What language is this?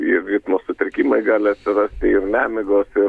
Lithuanian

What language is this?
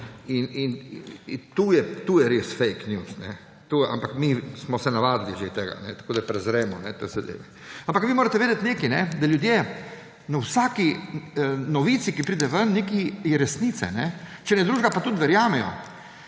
Slovenian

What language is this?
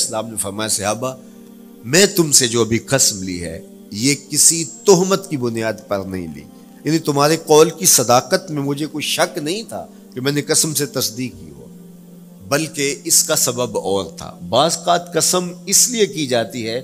Urdu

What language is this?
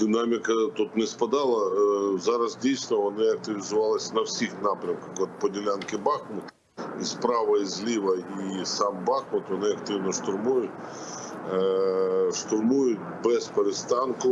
Ukrainian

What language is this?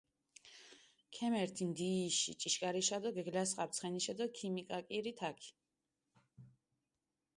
Mingrelian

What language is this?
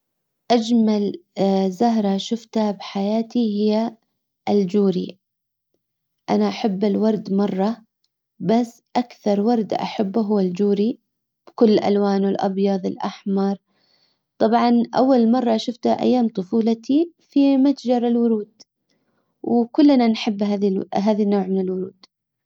Hijazi Arabic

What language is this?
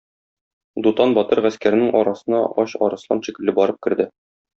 Tatar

